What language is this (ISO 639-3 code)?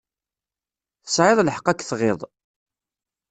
kab